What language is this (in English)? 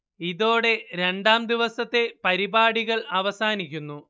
Malayalam